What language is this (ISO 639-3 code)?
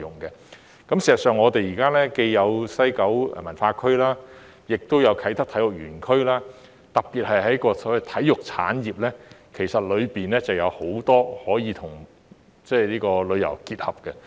yue